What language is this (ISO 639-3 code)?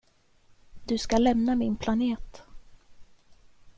swe